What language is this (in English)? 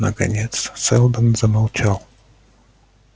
Russian